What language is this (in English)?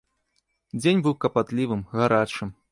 Belarusian